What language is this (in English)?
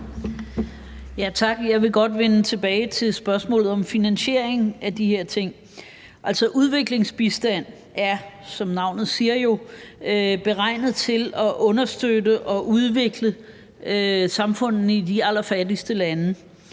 Danish